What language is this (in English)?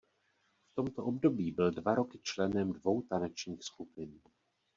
Czech